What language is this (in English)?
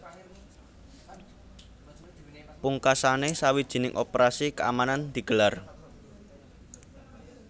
Javanese